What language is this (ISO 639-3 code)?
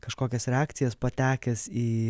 lit